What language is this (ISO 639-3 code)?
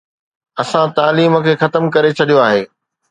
snd